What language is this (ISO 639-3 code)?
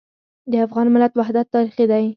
pus